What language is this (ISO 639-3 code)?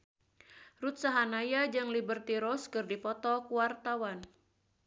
sun